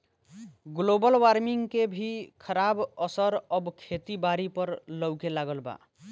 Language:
Bhojpuri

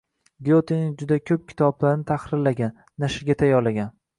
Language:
Uzbek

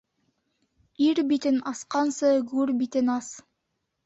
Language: Bashkir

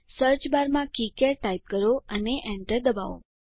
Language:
Gujarati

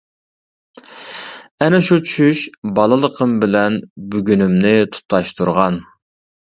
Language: Uyghur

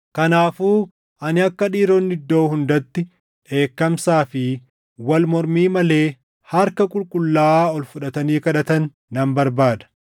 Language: Oromo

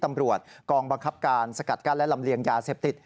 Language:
Thai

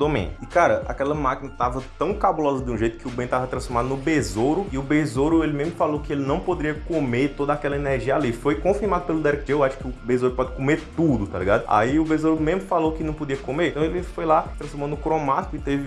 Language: Portuguese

